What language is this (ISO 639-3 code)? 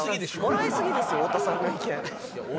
jpn